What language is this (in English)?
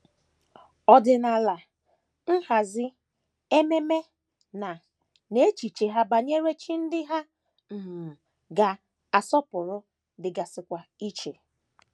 Igbo